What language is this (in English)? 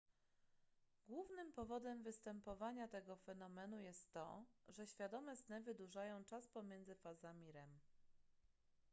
Polish